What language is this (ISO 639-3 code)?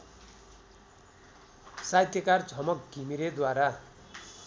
nep